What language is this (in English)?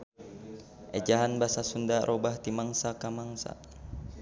Sundanese